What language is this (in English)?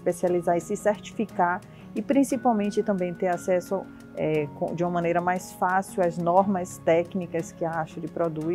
Portuguese